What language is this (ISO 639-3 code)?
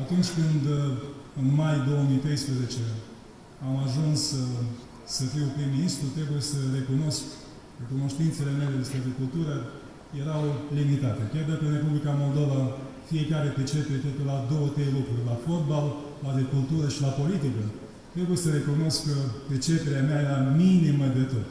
ron